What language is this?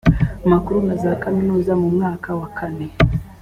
Kinyarwanda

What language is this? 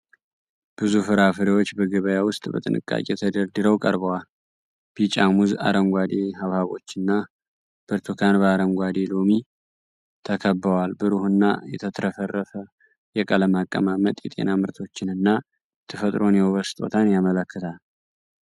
Amharic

